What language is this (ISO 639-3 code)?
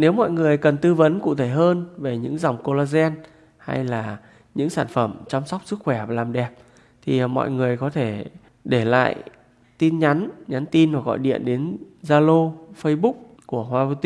vie